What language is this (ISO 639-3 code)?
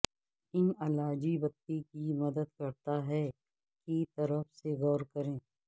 urd